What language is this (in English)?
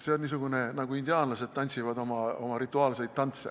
Estonian